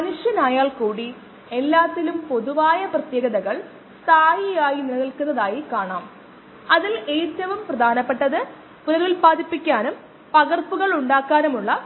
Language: Malayalam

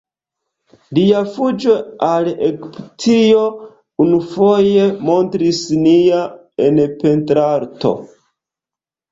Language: Esperanto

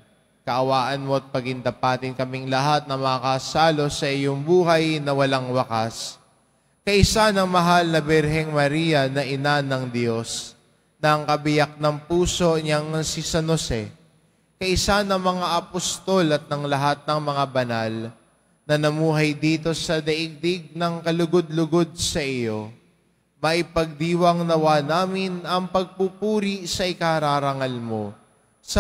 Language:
Filipino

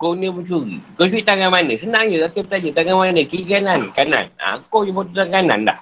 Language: Malay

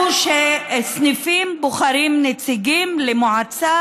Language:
Hebrew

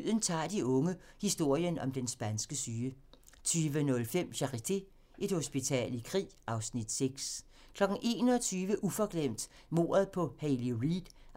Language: Danish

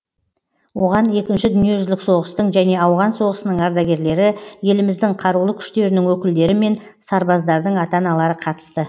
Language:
Kazakh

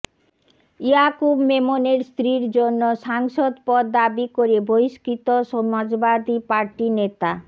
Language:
Bangla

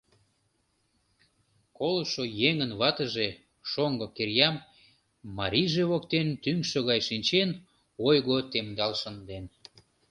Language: Mari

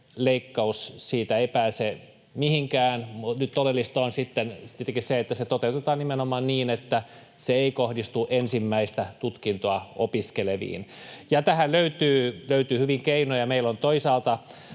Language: Finnish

